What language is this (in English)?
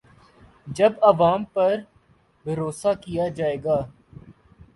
Urdu